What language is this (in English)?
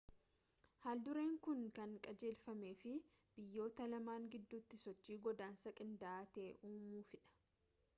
Oromo